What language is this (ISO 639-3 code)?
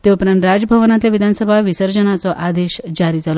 kok